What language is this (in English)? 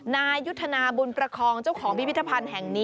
Thai